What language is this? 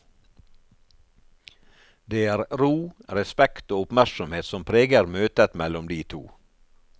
Norwegian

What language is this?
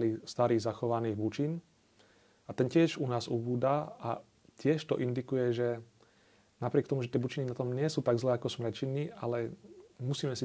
Slovak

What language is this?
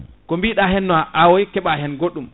Fula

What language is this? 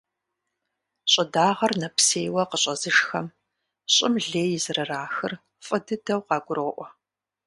Kabardian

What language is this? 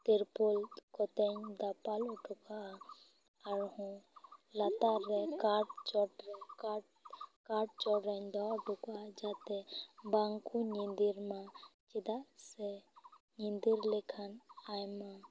Santali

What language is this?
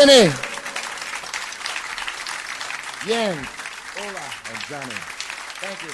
Dutch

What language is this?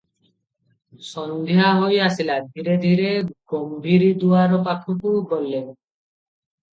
Odia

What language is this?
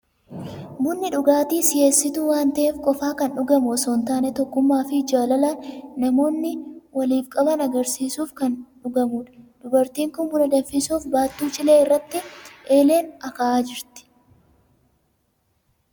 Oromo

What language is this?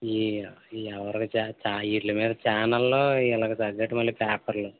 Telugu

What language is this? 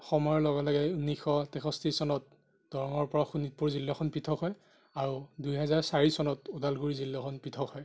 Assamese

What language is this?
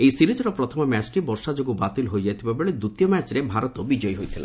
Odia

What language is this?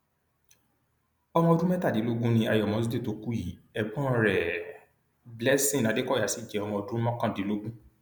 Yoruba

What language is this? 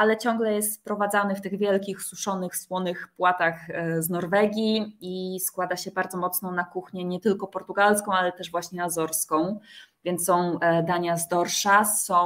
Polish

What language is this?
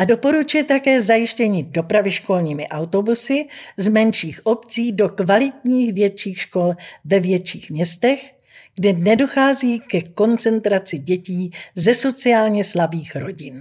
Czech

